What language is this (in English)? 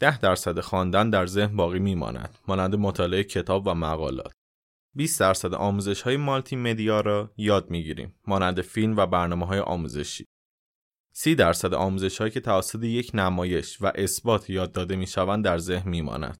Persian